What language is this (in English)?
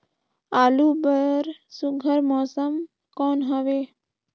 Chhattisgarhi